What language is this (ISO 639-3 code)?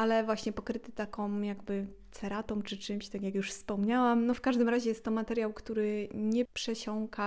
pol